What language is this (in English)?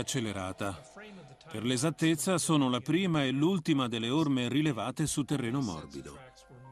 Italian